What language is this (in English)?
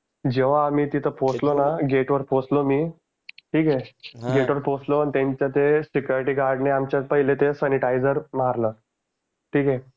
Marathi